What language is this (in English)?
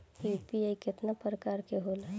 Bhojpuri